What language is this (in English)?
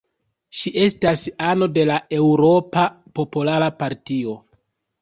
Esperanto